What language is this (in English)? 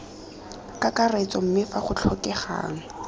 Tswana